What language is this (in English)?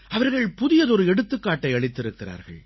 Tamil